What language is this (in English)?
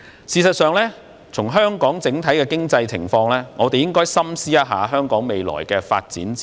Cantonese